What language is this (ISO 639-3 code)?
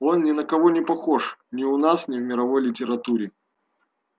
rus